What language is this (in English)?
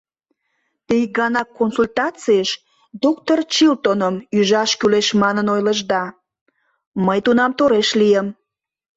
Mari